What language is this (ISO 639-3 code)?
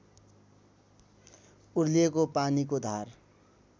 nep